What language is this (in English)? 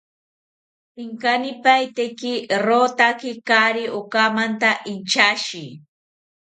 South Ucayali Ashéninka